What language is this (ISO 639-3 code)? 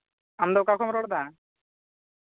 sat